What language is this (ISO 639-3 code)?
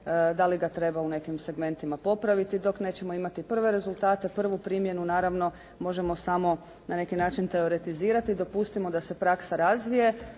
hrv